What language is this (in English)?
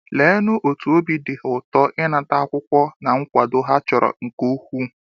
Igbo